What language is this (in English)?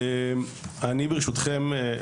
Hebrew